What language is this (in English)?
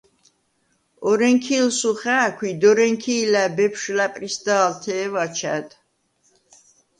Svan